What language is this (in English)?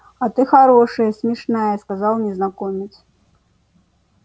Russian